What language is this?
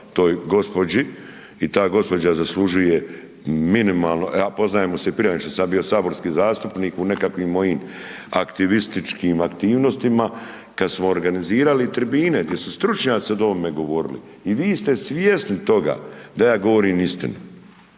Croatian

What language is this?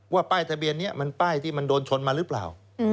Thai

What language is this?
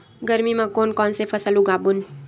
Chhattisgarhi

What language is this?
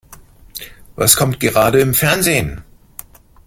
German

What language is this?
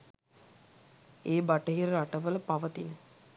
Sinhala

